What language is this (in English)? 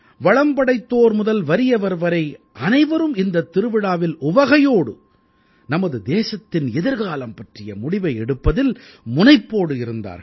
Tamil